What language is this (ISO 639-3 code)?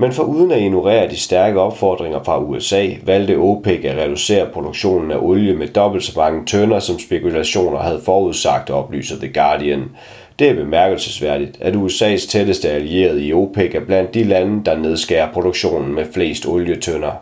dan